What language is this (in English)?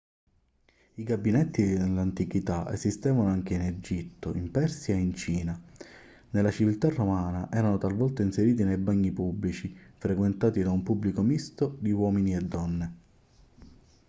Italian